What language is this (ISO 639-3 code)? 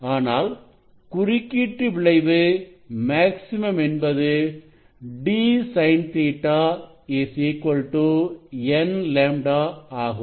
tam